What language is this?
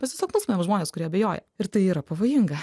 Lithuanian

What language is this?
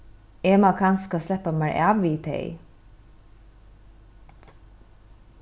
Faroese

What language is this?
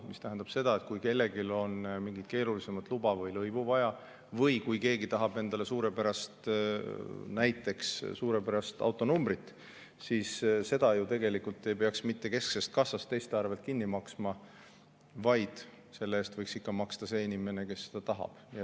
Estonian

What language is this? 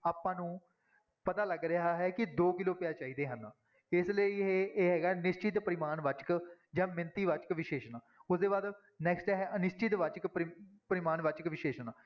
Punjabi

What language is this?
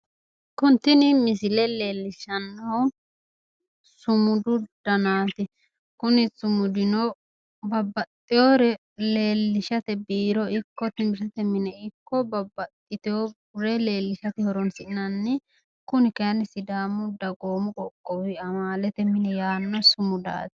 Sidamo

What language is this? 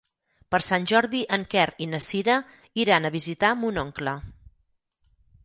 Catalan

